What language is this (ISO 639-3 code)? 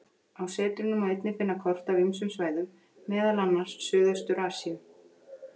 isl